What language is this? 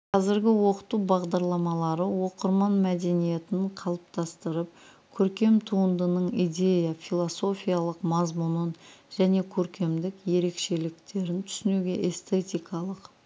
Kazakh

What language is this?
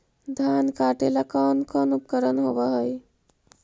Magahi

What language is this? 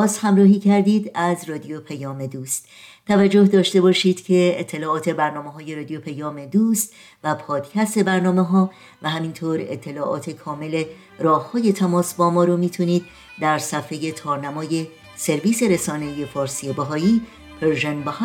Persian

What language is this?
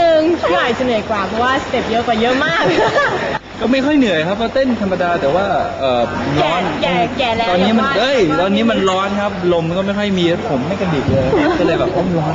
Thai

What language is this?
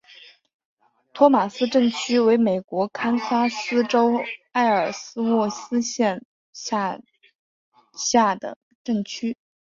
Chinese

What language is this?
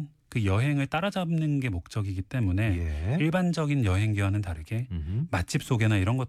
Korean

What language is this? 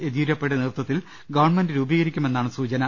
Malayalam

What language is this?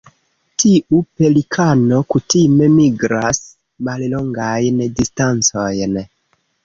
Esperanto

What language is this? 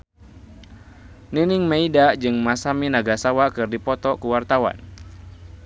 Sundanese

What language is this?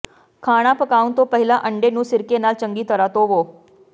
Punjabi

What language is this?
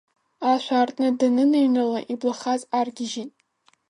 Abkhazian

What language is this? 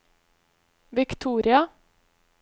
Norwegian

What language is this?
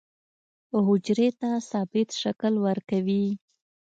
Pashto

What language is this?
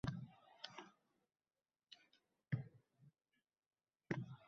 Uzbek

